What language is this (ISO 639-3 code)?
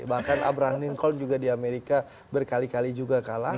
ind